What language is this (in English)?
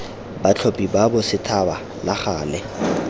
Tswana